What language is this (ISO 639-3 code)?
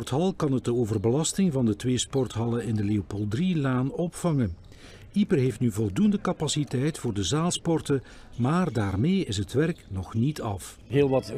nld